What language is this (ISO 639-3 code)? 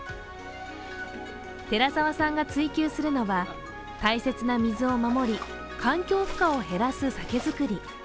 jpn